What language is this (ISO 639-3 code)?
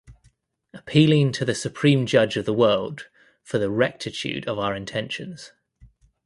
eng